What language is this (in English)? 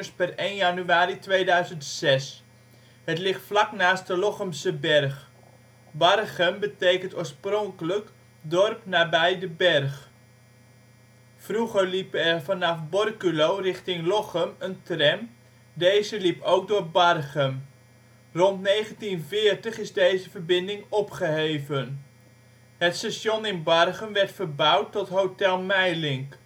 Dutch